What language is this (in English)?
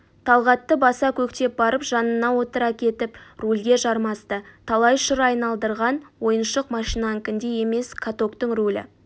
Kazakh